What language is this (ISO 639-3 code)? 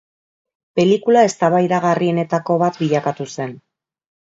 eus